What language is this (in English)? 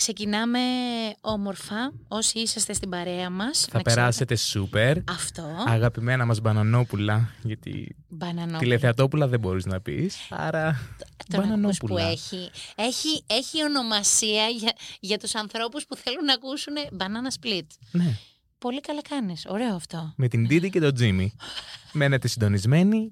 Greek